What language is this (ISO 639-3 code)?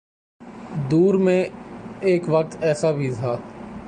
urd